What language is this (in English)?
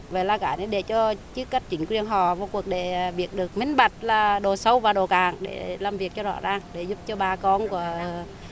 Vietnamese